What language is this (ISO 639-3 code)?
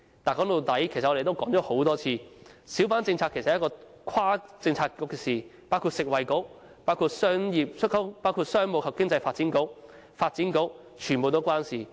yue